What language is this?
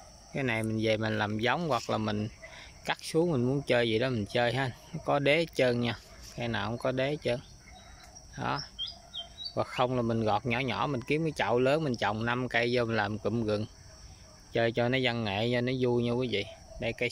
Vietnamese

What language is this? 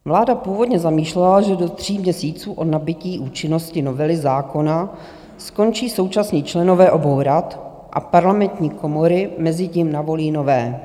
Czech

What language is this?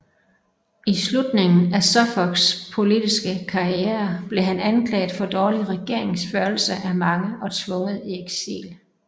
Danish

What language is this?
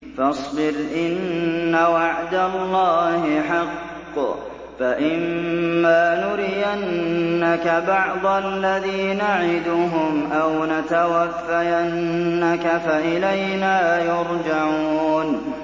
Arabic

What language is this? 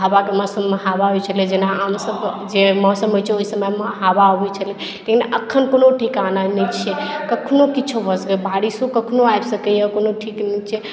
Maithili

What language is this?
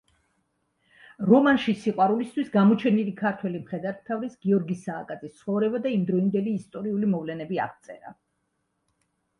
Georgian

